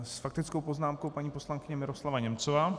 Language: Czech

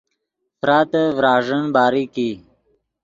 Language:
Yidgha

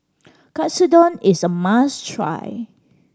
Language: English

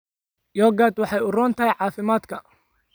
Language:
Somali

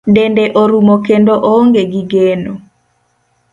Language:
Luo (Kenya and Tanzania)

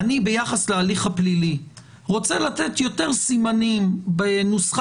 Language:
Hebrew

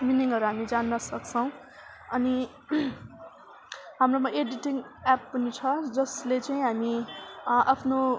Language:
Nepali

